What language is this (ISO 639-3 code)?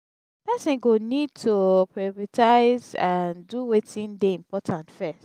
pcm